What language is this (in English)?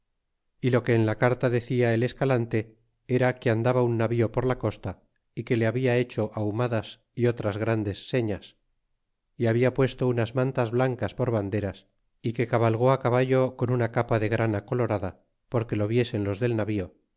Spanish